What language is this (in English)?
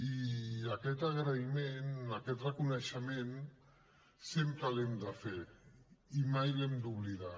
Catalan